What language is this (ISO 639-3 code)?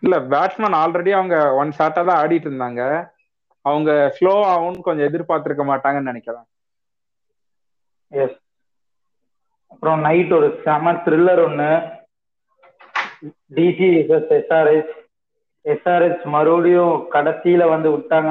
tam